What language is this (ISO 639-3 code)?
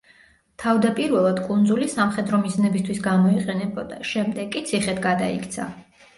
kat